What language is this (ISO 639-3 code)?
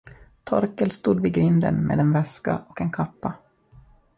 swe